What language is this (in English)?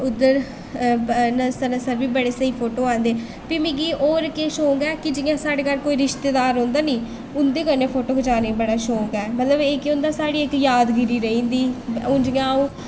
Dogri